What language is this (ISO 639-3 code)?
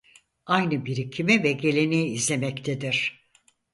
tur